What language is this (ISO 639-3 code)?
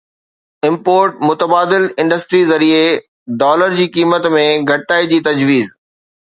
snd